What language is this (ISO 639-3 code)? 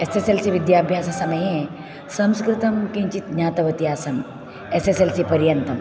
san